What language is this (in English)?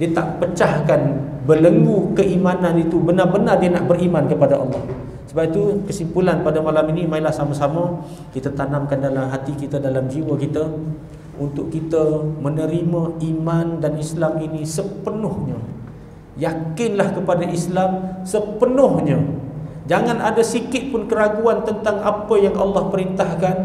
Malay